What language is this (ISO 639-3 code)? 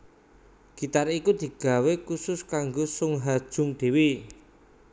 jav